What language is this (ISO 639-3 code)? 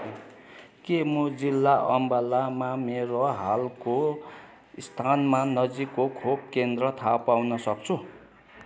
nep